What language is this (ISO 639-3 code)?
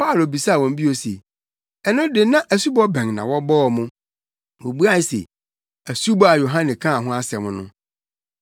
aka